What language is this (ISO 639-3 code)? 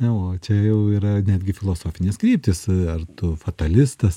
lit